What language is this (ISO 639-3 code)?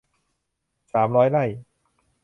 tha